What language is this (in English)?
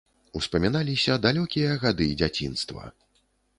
Belarusian